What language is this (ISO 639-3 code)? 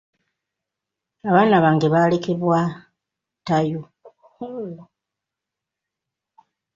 lug